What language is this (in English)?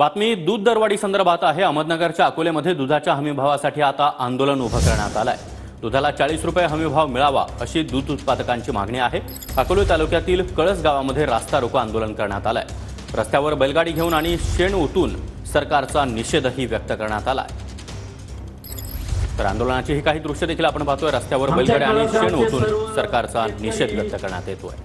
Marathi